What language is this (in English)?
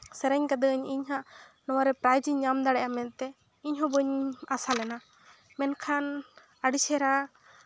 Santali